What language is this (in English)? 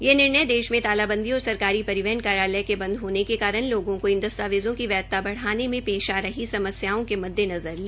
Hindi